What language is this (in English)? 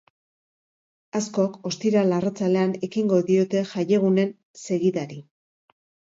Basque